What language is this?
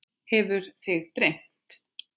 Icelandic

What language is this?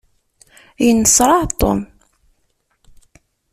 Kabyle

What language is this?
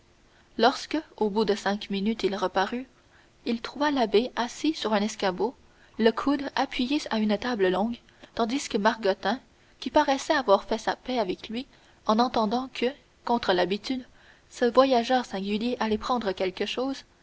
French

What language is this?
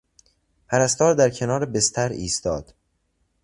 Persian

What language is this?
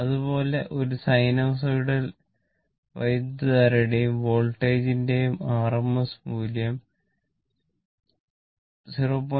Malayalam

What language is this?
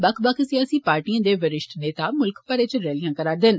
Dogri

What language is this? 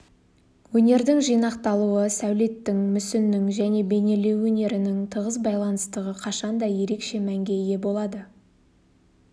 Kazakh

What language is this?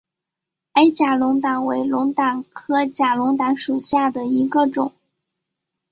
Chinese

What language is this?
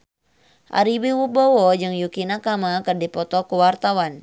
Sundanese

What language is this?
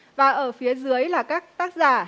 Vietnamese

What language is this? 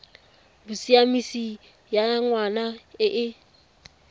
Tswana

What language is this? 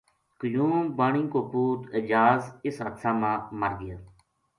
Gujari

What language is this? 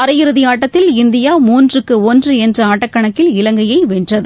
Tamil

